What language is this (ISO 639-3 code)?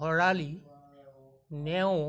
asm